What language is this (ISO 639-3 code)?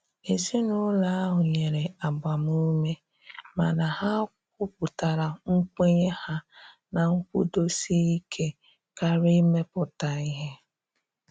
ibo